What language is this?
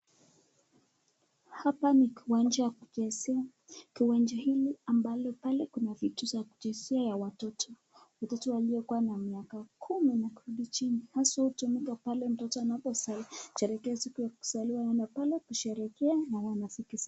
Swahili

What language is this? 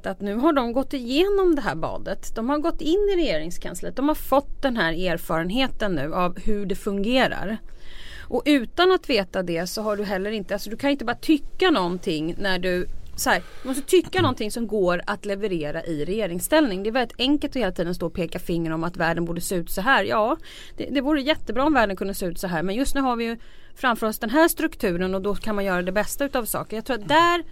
Swedish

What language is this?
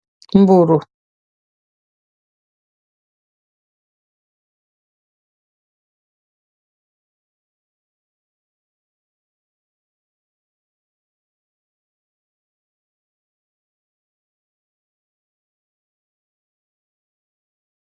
Wolof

